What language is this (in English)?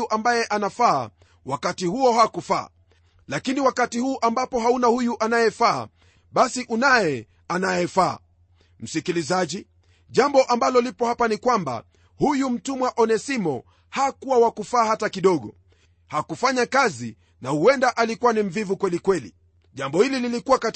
Swahili